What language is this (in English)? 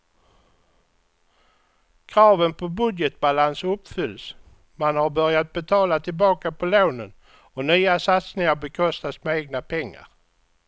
Swedish